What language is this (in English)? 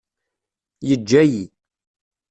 Kabyle